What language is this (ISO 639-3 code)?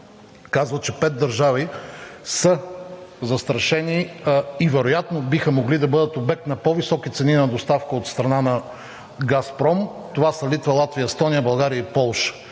bul